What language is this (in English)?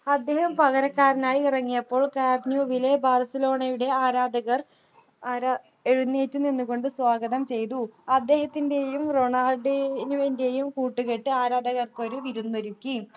Malayalam